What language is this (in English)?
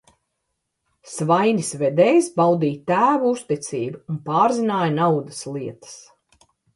Latvian